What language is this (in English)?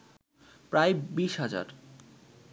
Bangla